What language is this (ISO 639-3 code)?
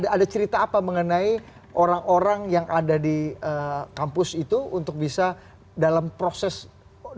ind